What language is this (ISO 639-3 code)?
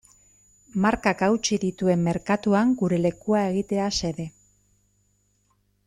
eus